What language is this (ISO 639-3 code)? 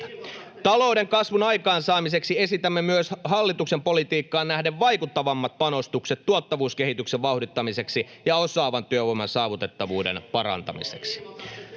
fin